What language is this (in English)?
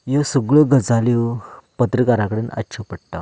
Konkani